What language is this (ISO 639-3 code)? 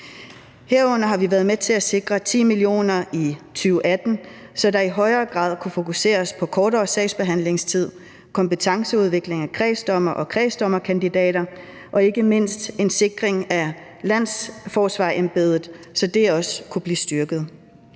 dan